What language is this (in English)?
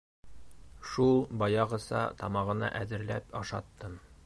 Bashkir